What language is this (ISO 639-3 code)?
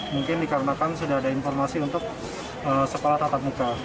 ind